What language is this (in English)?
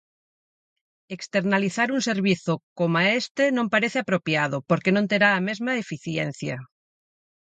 Galician